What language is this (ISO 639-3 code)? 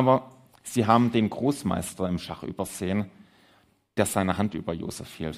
deu